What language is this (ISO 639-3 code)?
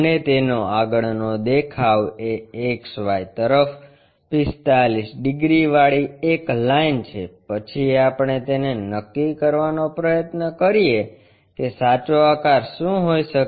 guj